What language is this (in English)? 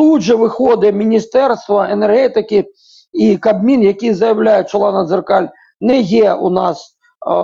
Ukrainian